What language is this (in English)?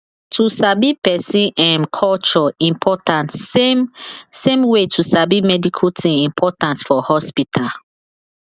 Nigerian Pidgin